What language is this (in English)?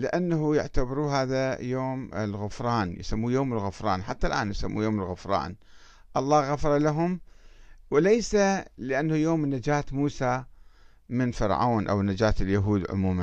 Arabic